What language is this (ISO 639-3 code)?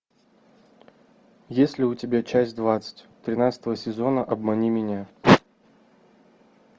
rus